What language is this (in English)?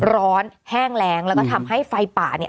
Thai